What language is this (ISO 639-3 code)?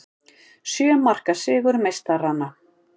isl